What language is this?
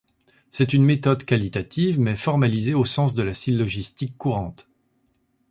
French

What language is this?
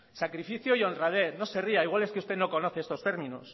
Spanish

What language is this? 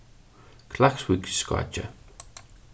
Faroese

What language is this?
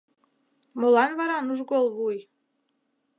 Mari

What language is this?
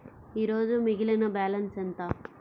Telugu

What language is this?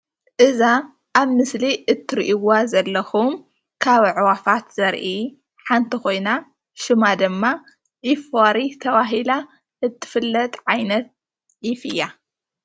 Tigrinya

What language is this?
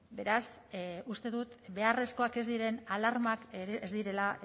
Basque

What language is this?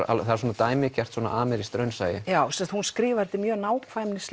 Icelandic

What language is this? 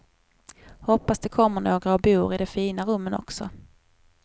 Swedish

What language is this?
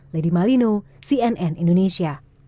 Indonesian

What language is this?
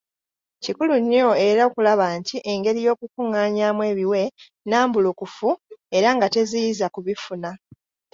Ganda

